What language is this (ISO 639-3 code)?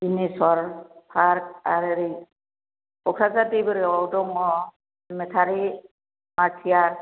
brx